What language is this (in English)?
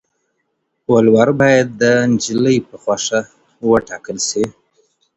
Pashto